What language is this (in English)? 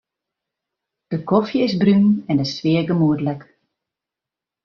Western Frisian